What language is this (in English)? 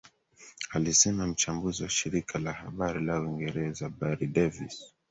Swahili